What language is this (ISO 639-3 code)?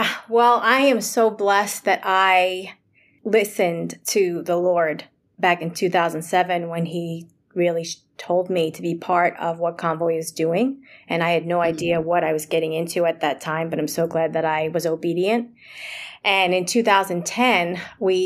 eng